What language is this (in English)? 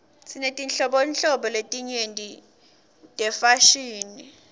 Swati